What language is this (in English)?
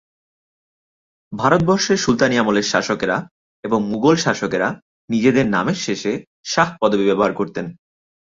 Bangla